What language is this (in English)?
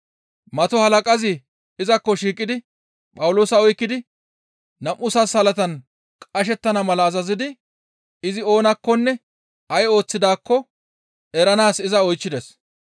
Gamo